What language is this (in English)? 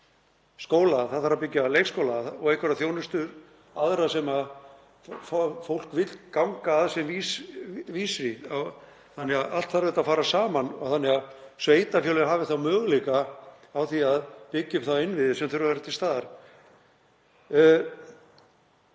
Icelandic